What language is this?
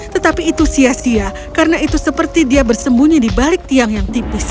Indonesian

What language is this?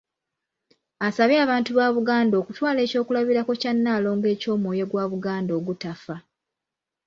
Ganda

